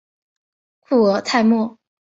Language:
Chinese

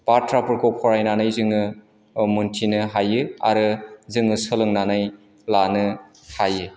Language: Bodo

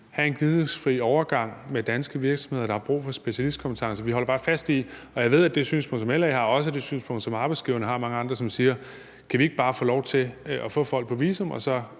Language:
Danish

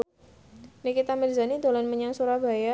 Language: Javanese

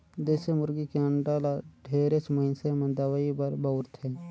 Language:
Chhattisgarhi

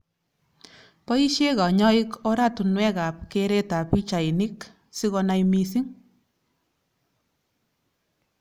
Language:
Kalenjin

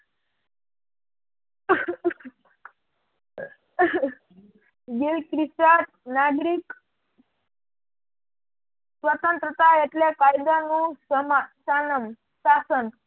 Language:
Gujarati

